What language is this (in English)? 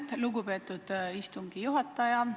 Estonian